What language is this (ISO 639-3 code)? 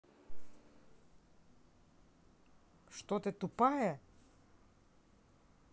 rus